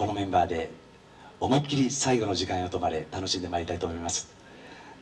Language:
Japanese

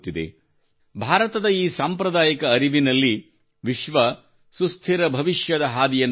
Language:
Kannada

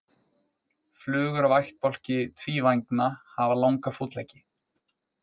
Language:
Icelandic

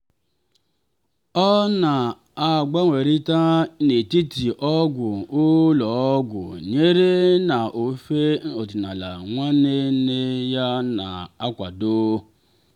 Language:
Igbo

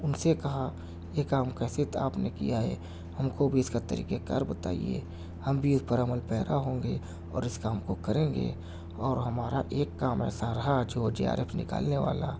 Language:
Urdu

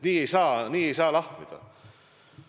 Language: Estonian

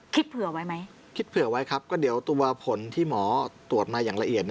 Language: Thai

